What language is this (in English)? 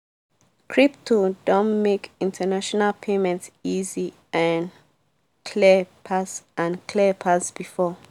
Nigerian Pidgin